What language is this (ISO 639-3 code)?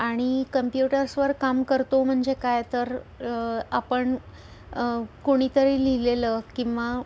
mar